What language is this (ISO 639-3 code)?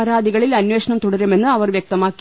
mal